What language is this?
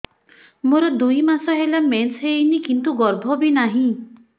Odia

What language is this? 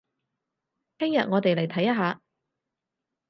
Cantonese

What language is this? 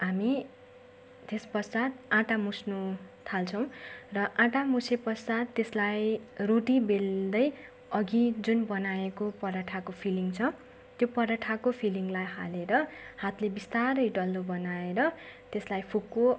Nepali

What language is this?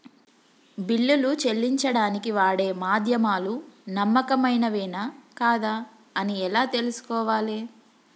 Telugu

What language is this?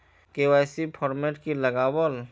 Magahi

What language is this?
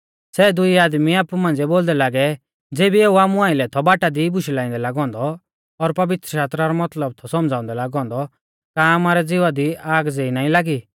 Mahasu Pahari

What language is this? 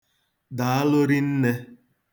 Igbo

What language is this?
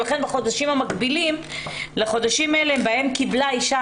Hebrew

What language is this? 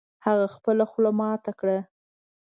Pashto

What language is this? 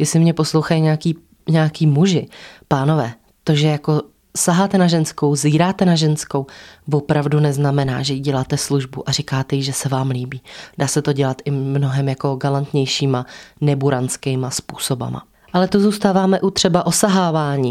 Czech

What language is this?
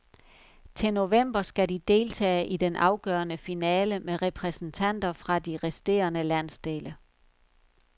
Danish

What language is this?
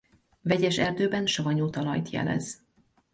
Hungarian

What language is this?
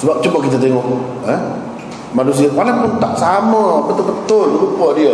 Malay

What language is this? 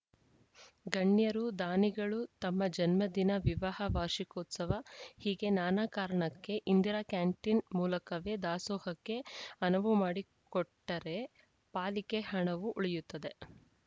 Kannada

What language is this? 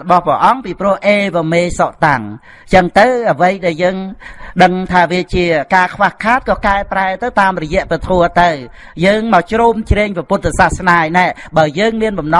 Vietnamese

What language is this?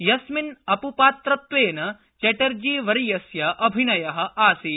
Sanskrit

